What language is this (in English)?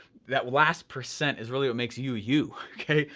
English